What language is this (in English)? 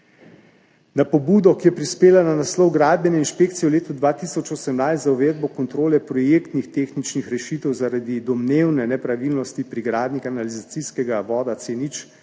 Slovenian